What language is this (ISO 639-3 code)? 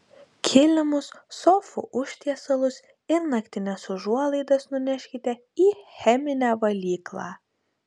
lit